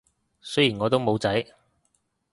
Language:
Cantonese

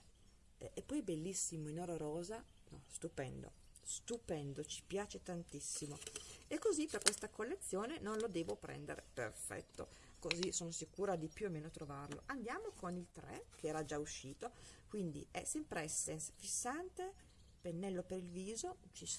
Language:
Italian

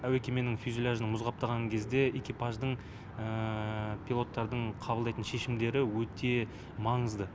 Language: Kazakh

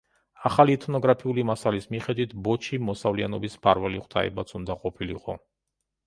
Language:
Georgian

